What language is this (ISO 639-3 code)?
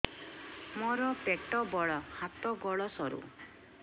ori